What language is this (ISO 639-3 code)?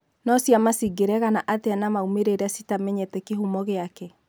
kik